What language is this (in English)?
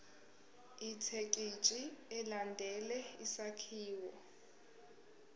Zulu